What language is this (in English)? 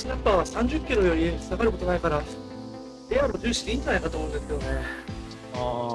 Japanese